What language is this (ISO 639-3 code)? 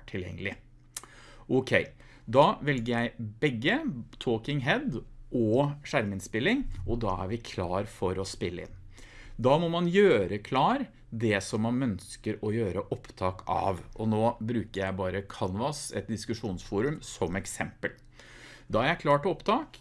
nor